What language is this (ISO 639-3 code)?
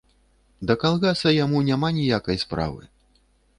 bel